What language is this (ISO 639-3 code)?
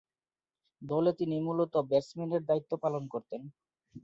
ben